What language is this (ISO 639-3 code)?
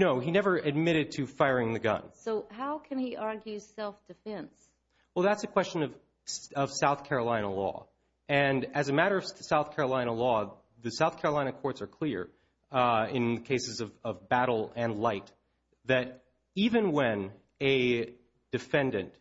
eng